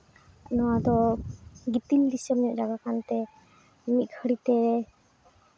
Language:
Santali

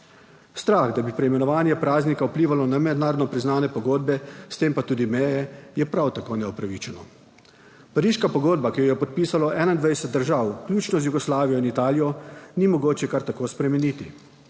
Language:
Slovenian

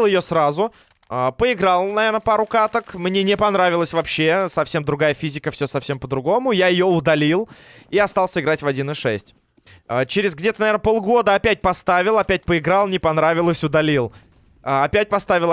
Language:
Russian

